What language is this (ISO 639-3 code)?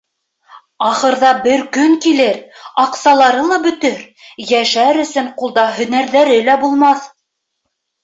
bak